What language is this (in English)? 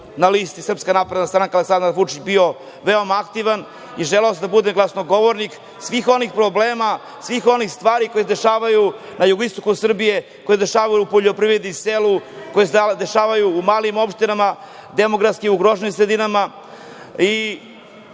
Serbian